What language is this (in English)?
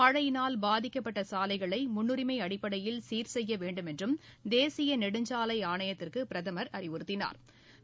Tamil